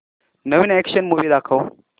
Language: Marathi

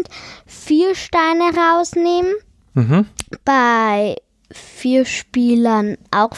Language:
German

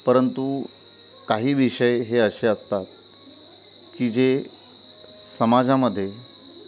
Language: Marathi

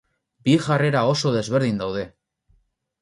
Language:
Basque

